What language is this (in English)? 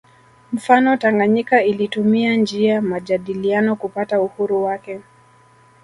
Swahili